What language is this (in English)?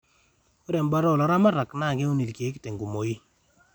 Masai